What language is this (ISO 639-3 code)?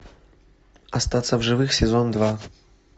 rus